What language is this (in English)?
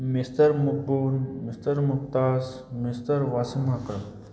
Manipuri